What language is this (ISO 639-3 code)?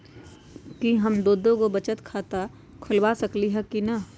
mag